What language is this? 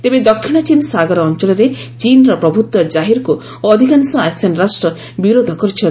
Odia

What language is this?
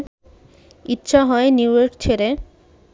Bangla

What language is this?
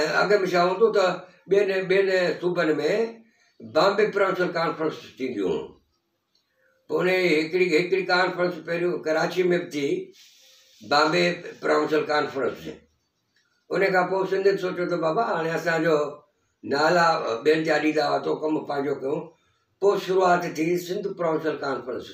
Hindi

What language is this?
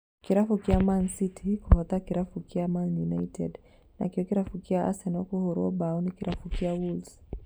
Kikuyu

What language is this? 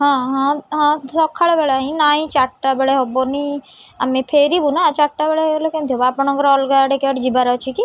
Odia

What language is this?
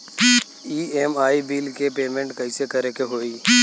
Bhojpuri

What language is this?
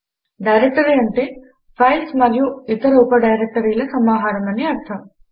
Telugu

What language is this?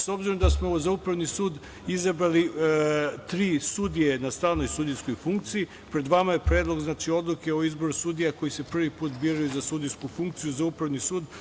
Serbian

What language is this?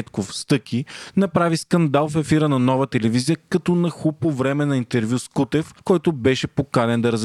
Bulgarian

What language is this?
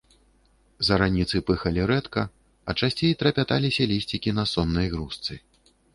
Belarusian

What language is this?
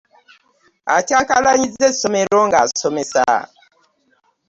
Ganda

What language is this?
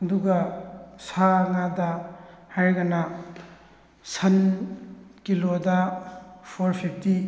Manipuri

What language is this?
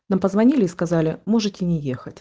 Russian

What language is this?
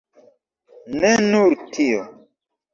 Esperanto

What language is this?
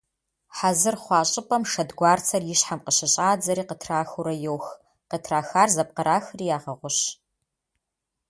Kabardian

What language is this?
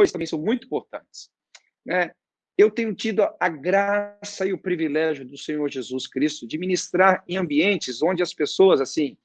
Portuguese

